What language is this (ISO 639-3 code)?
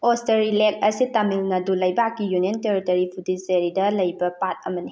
mni